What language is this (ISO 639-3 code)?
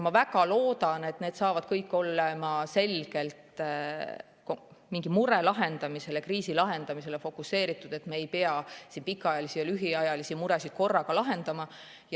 est